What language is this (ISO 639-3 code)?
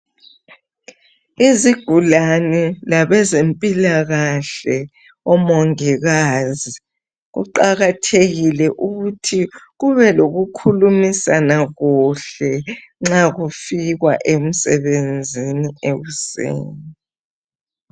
nde